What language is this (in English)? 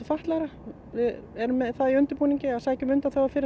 Icelandic